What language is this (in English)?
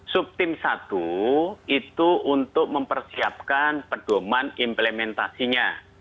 Indonesian